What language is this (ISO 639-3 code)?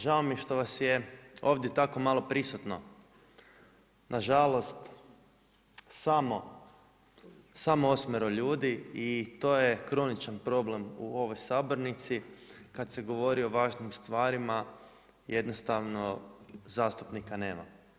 hrv